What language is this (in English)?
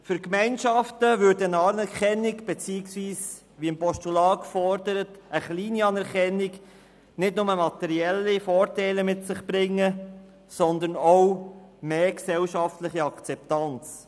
Swiss German